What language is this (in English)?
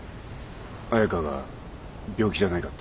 Japanese